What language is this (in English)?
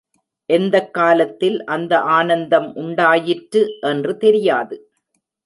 Tamil